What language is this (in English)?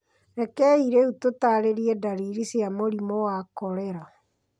Kikuyu